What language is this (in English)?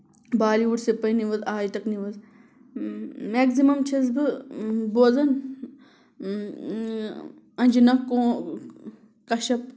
Kashmiri